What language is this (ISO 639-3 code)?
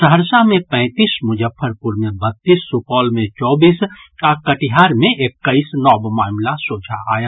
mai